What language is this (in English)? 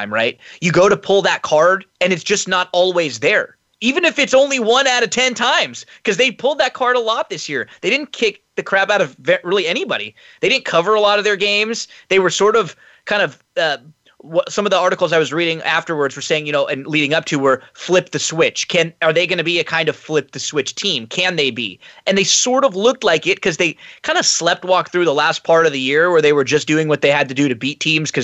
English